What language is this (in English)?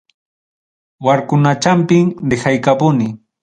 Ayacucho Quechua